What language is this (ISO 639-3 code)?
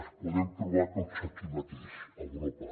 cat